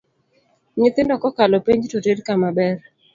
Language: Luo (Kenya and Tanzania)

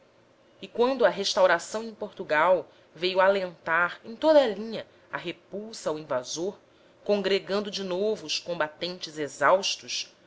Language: Portuguese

